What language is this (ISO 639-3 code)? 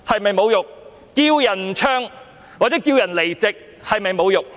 yue